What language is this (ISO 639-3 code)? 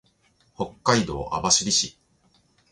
jpn